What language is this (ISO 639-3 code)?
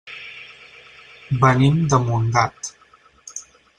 cat